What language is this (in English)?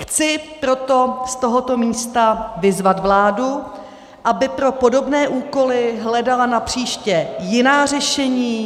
Czech